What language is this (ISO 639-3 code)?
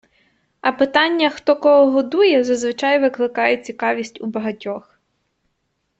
ukr